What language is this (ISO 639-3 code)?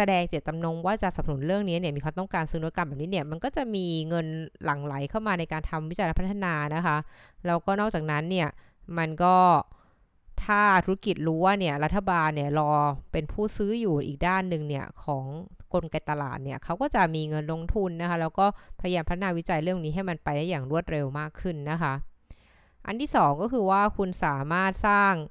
tha